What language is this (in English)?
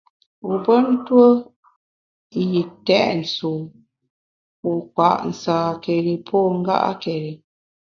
Bamun